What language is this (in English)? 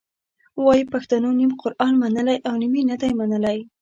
Pashto